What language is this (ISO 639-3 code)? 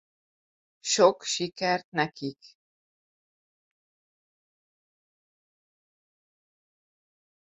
hun